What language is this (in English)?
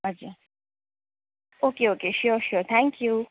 Nepali